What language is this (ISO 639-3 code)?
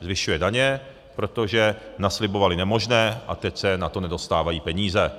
ces